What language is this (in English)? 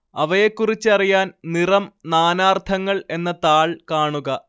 Malayalam